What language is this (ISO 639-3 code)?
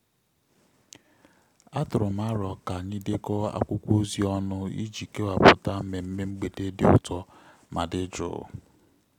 ibo